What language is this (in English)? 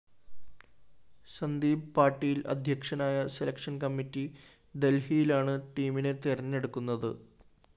Malayalam